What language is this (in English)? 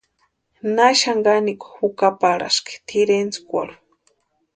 Western Highland Purepecha